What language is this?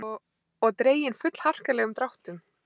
Icelandic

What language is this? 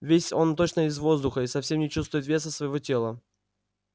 Russian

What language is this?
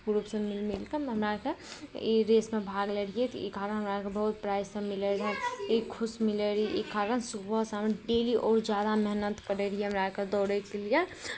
Maithili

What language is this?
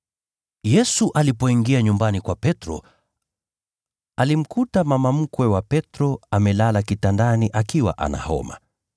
Swahili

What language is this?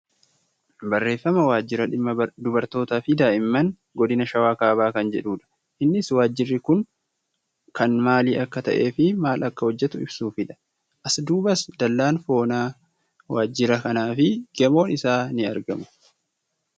Oromo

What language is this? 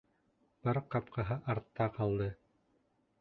Bashkir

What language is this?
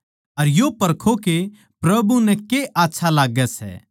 Haryanvi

